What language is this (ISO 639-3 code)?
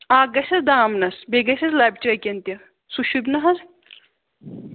kas